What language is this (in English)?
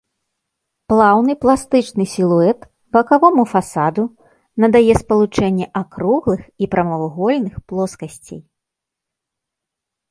Belarusian